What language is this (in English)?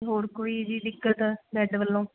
Punjabi